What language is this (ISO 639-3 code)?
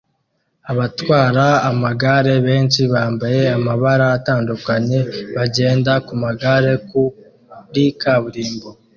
kin